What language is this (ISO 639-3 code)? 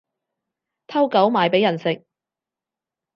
yue